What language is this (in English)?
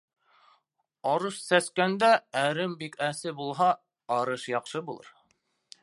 Bashkir